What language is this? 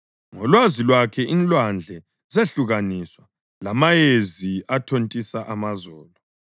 North Ndebele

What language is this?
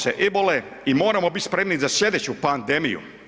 Croatian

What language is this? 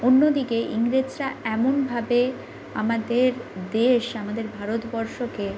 Bangla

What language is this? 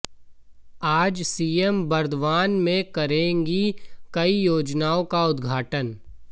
Hindi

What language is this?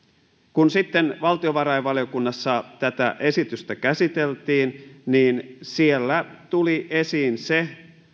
Finnish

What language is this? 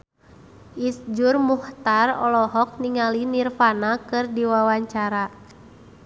Sundanese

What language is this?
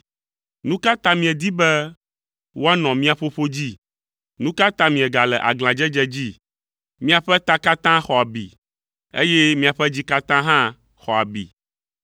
Ewe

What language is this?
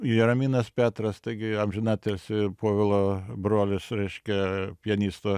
Lithuanian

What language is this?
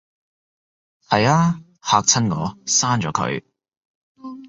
Cantonese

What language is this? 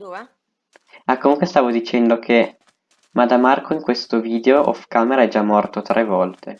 Italian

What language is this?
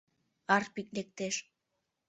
Mari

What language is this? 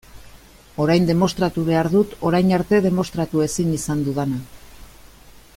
Basque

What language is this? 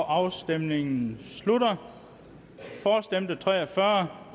Danish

